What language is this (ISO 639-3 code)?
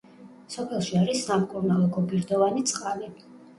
kat